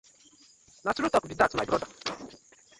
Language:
Nigerian Pidgin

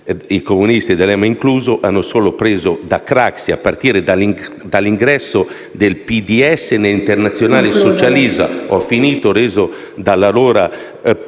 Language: Italian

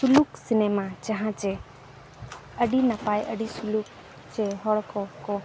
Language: Santali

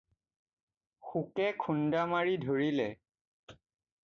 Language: Assamese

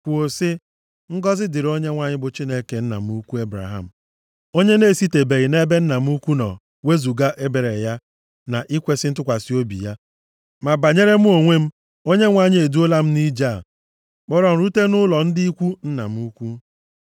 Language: Igbo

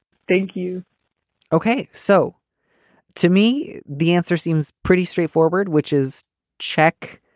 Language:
English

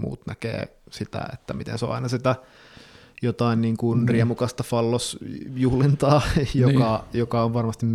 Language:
Finnish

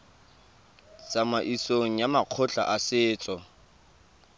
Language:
Tswana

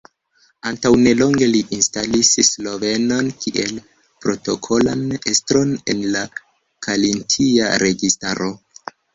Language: Esperanto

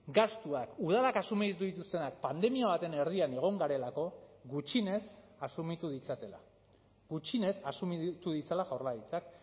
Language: Basque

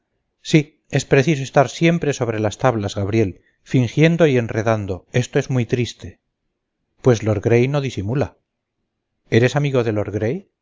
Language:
Spanish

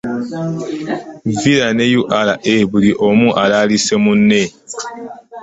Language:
Ganda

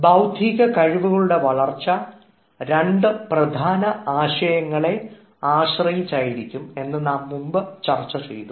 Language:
Malayalam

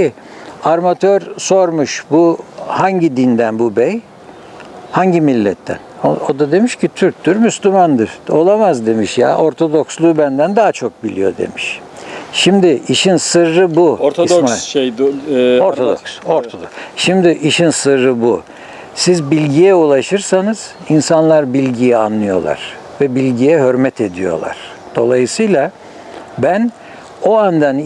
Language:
Turkish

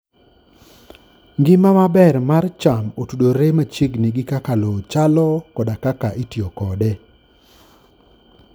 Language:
Luo (Kenya and Tanzania)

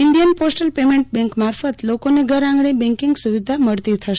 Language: Gujarati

